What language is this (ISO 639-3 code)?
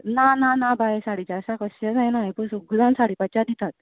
kok